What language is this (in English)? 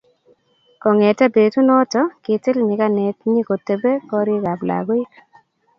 Kalenjin